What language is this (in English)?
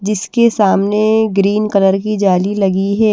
Hindi